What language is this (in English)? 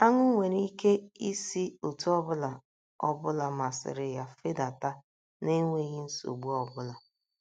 Igbo